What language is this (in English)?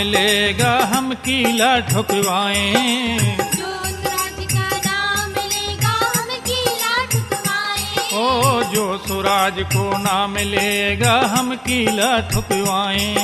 Hindi